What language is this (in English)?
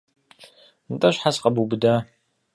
Kabardian